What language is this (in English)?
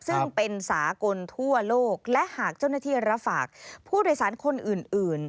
Thai